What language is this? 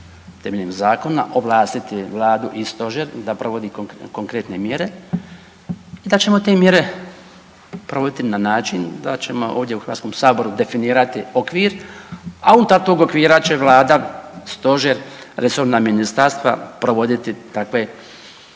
Croatian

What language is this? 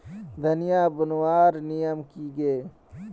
Magahi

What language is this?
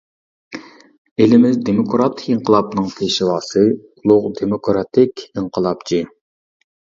Uyghur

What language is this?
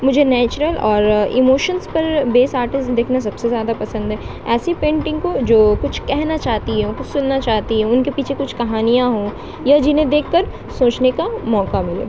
Urdu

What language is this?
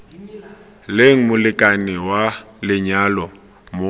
Tswana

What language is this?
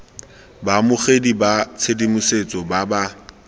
Tswana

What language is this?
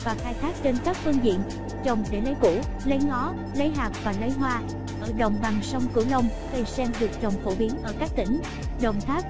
Vietnamese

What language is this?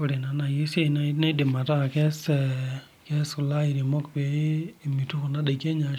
Masai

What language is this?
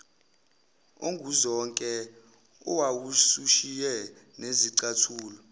Zulu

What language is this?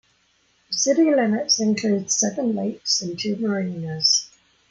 English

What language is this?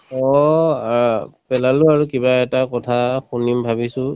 Assamese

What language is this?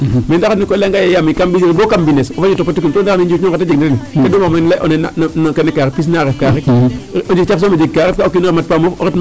Serer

